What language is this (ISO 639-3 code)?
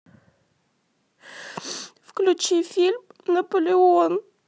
rus